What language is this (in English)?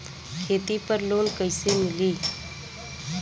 Bhojpuri